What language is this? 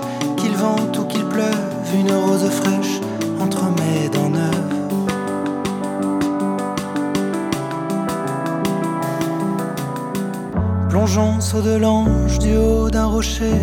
Hebrew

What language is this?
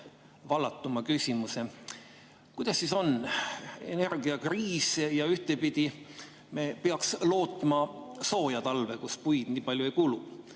Estonian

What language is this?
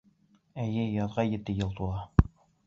Bashkir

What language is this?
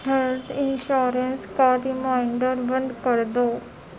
Urdu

